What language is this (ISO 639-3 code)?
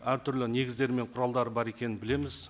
kaz